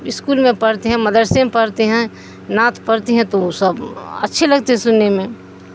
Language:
Urdu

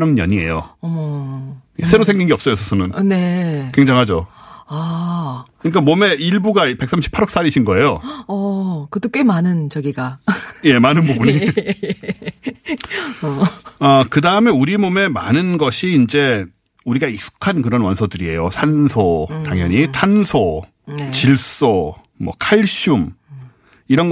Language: Korean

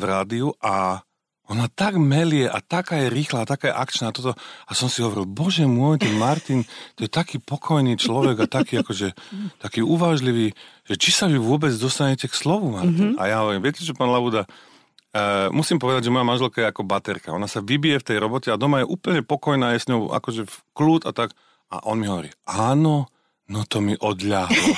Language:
Slovak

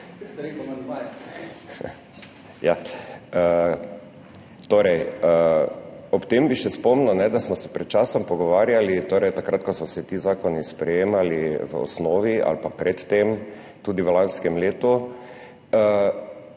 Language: Slovenian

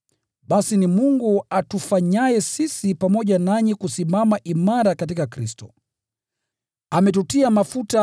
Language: Swahili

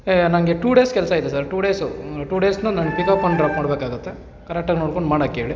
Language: Kannada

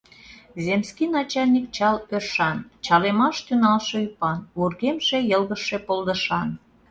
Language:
Mari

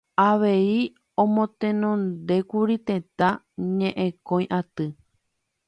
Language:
Guarani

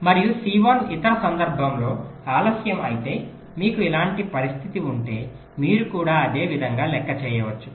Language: Telugu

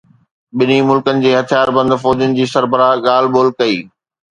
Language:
Sindhi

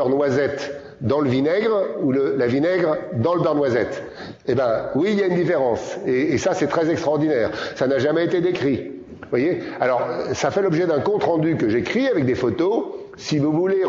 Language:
French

